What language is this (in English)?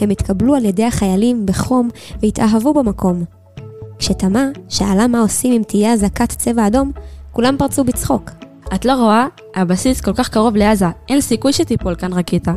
Hebrew